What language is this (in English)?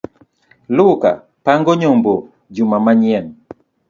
Luo (Kenya and Tanzania)